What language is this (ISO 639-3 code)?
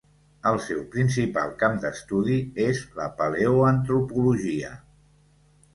cat